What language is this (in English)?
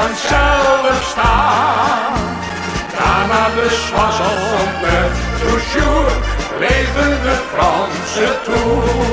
Dutch